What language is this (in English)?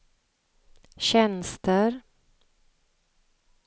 Swedish